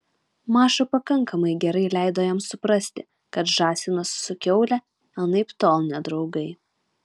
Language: Lithuanian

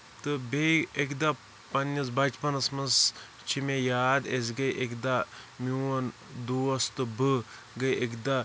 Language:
Kashmiri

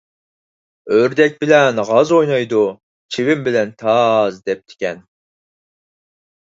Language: Uyghur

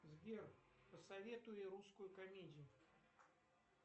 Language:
Russian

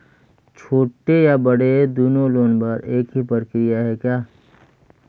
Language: Chhattisgarhi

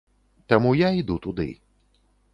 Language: Belarusian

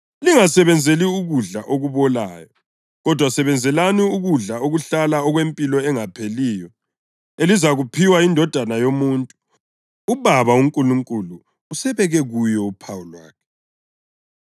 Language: North Ndebele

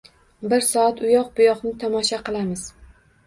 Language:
Uzbek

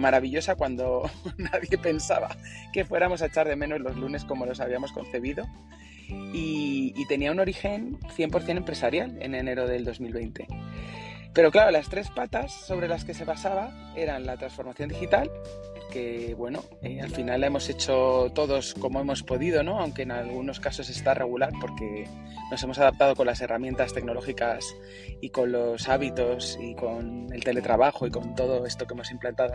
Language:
Spanish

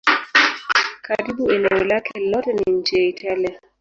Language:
Swahili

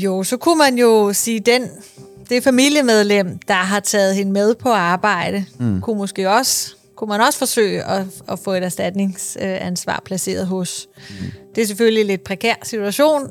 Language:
Danish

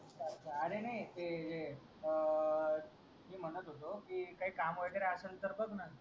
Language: Marathi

